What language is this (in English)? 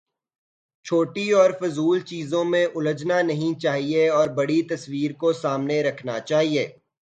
Urdu